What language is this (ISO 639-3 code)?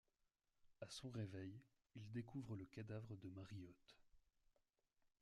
fra